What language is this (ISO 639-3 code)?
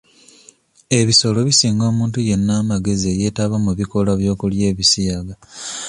lug